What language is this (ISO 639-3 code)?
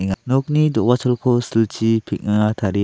grt